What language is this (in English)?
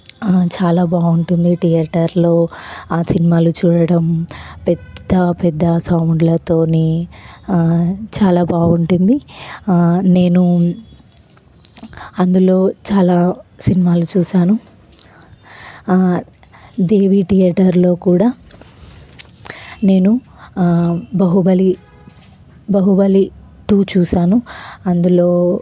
Telugu